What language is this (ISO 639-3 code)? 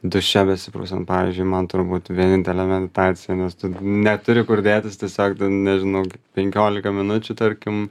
lit